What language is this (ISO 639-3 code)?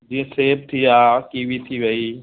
snd